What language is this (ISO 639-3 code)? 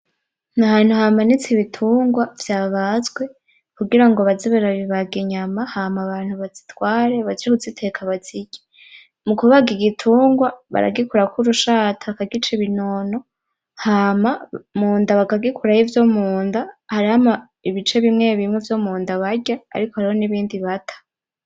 run